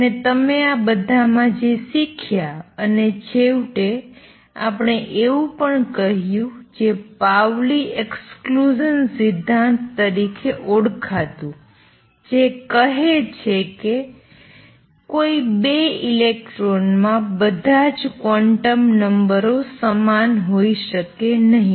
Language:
Gujarati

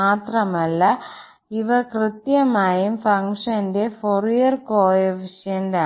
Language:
Malayalam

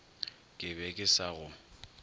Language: Northern Sotho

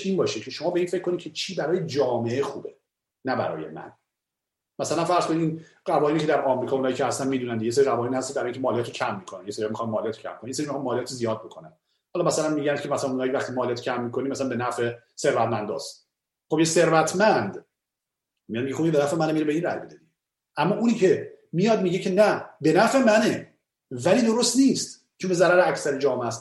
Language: Persian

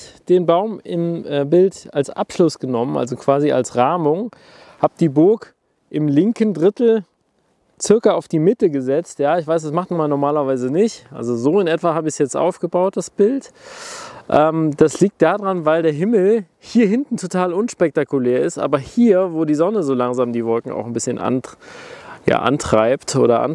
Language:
German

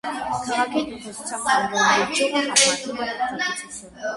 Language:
Armenian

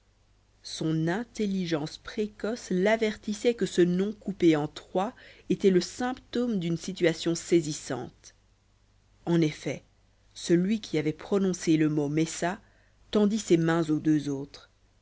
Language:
French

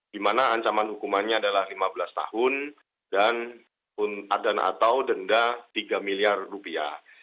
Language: Indonesian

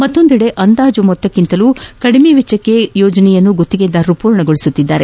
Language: Kannada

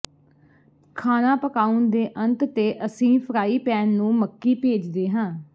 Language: Punjabi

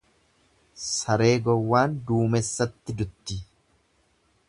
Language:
Oromo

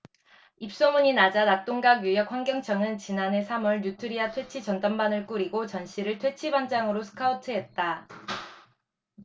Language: Korean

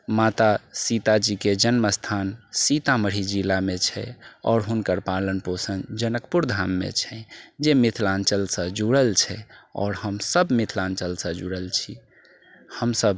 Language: Maithili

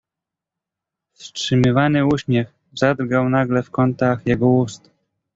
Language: Polish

